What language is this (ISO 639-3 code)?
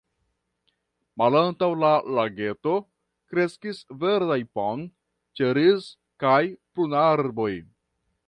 epo